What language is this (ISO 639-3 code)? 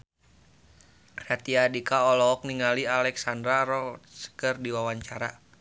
sun